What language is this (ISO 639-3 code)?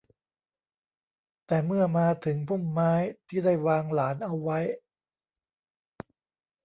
tha